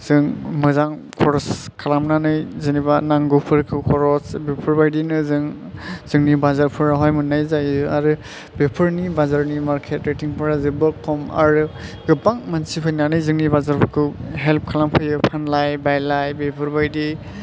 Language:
Bodo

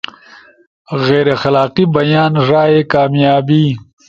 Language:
Ushojo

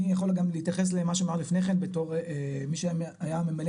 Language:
Hebrew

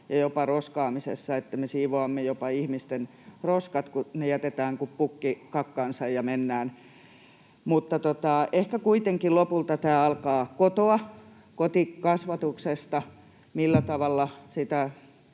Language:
Finnish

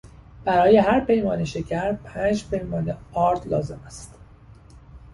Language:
Persian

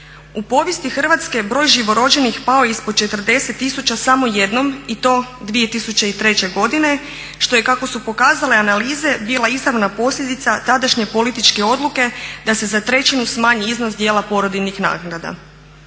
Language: Croatian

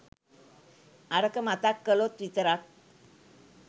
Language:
Sinhala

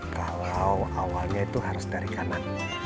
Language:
Indonesian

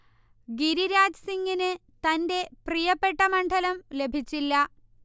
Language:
Malayalam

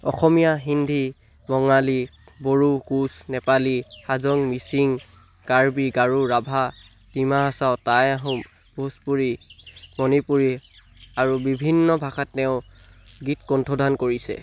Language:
Assamese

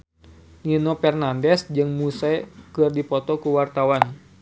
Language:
Sundanese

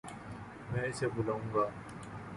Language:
Urdu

